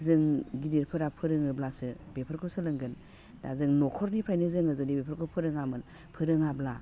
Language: Bodo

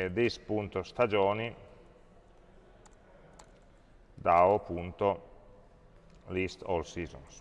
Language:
Italian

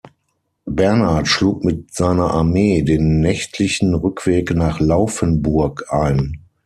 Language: German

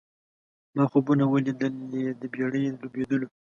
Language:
Pashto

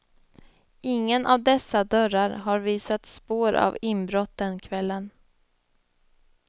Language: Swedish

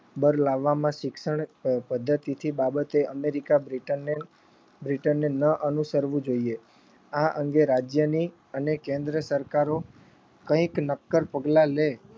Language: Gujarati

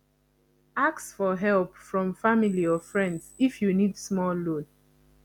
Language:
Nigerian Pidgin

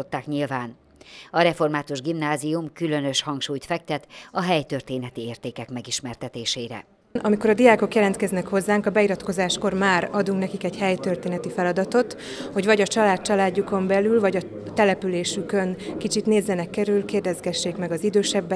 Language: Hungarian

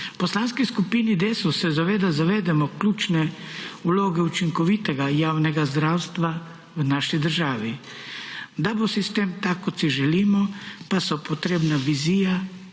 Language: Slovenian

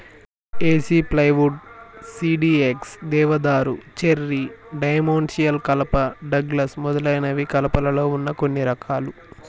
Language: Telugu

